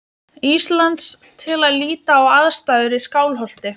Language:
Icelandic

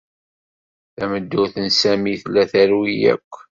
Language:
Kabyle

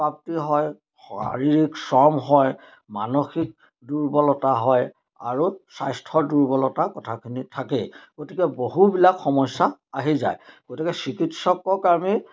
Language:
Assamese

